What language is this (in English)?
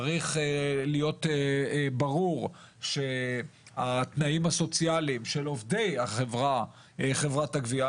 Hebrew